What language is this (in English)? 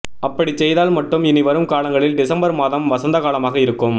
Tamil